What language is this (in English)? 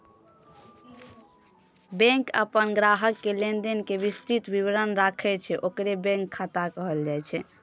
Maithili